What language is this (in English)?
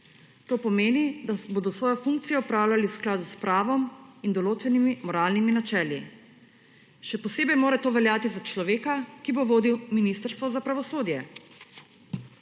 Slovenian